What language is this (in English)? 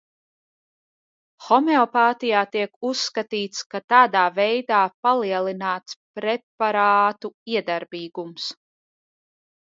Latvian